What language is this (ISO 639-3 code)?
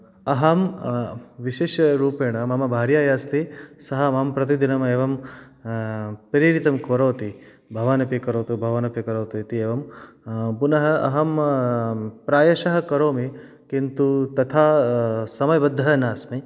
san